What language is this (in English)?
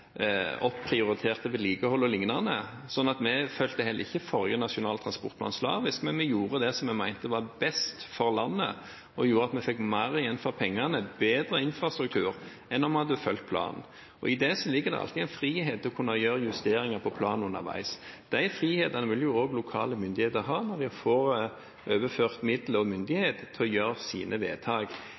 Norwegian Bokmål